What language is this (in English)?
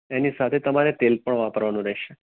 Gujarati